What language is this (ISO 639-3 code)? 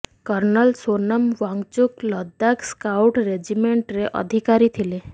ori